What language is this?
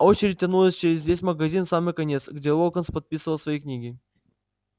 Russian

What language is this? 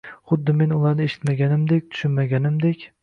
Uzbek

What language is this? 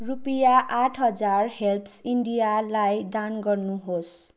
Nepali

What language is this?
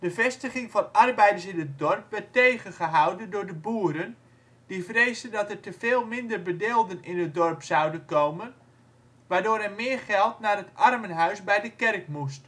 Dutch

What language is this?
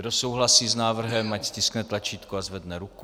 Czech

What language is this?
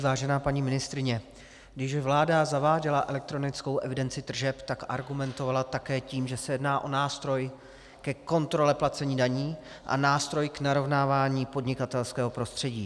Czech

